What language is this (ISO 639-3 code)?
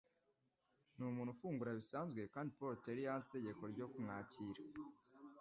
kin